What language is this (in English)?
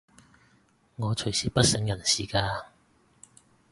Cantonese